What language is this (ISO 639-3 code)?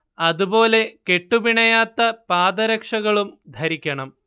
mal